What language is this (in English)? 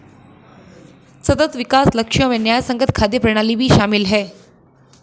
Hindi